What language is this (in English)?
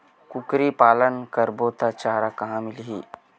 Chhattisgarhi